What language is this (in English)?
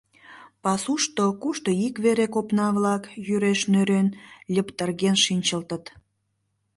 Mari